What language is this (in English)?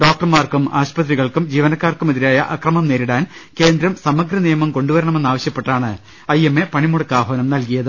Malayalam